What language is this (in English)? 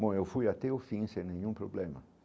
Portuguese